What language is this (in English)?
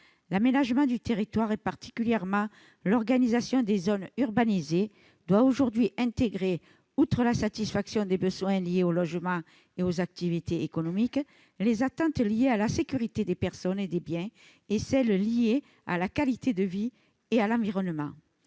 French